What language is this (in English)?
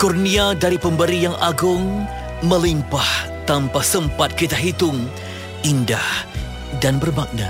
Malay